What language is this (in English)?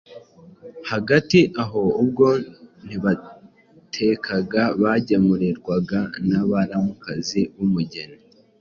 Kinyarwanda